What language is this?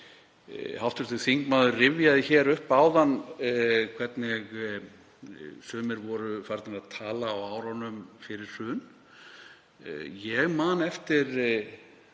Icelandic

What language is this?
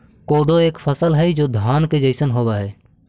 Magahi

